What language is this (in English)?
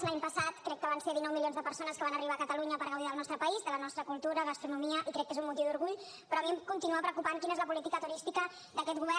Catalan